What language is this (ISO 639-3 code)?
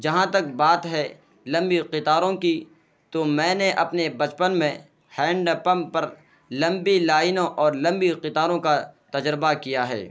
urd